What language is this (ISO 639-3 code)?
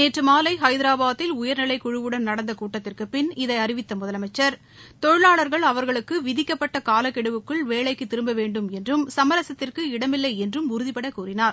tam